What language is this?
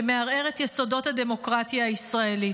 Hebrew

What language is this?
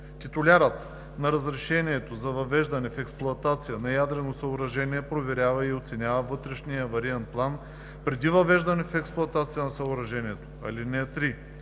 Bulgarian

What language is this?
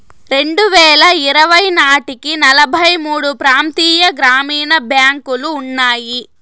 Telugu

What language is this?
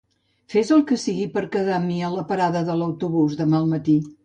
Catalan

